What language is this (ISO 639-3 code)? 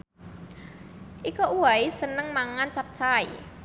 jav